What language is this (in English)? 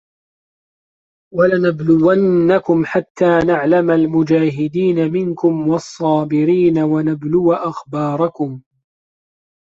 Arabic